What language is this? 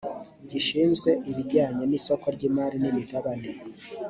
Kinyarwanda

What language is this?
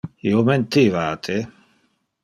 Interlingua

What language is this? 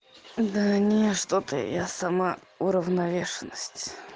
Russian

